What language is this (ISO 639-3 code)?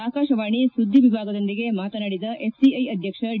kan